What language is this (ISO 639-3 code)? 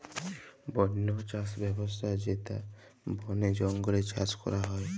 ben